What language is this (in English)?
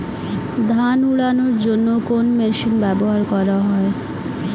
Bangla